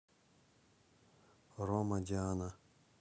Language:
Russian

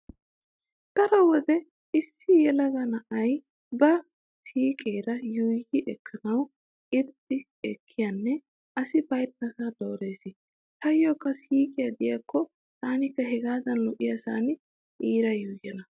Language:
Wolaytta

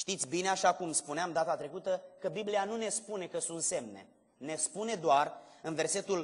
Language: Romanian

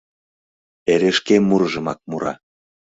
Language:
Mari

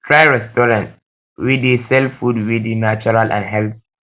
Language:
Nigerian Pidgin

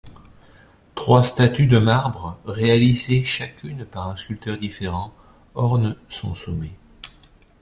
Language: French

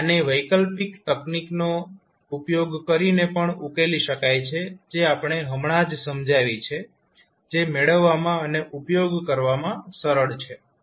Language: Gujarati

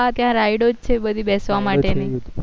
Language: Gujarati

